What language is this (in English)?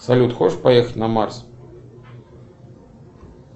Russian